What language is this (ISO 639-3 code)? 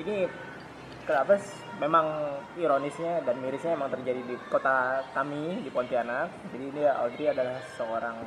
ind